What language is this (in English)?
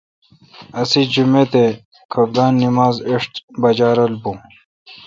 Kalkoti